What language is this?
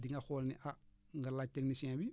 Wolof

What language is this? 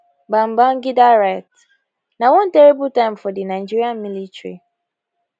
Nigerian Pidgin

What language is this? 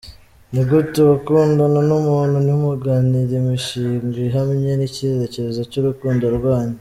Kinyarwanda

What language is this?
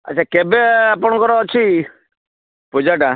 Odia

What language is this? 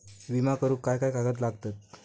Marathi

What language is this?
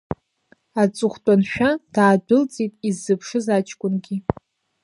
Abkhazian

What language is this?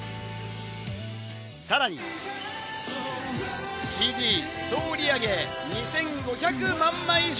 Japanese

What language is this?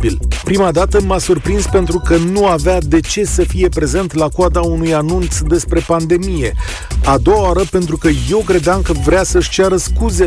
Romanian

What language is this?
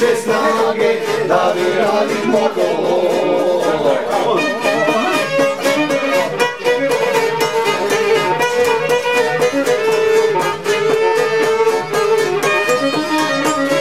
Romanian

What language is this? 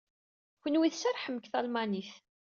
Kabyle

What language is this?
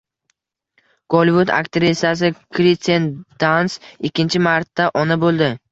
Uzbek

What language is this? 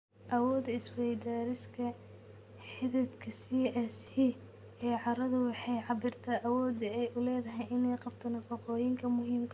Somali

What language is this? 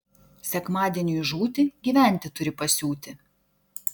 Lithuanian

